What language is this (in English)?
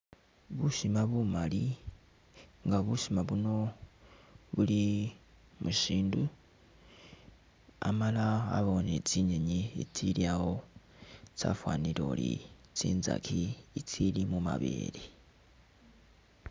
Masaaba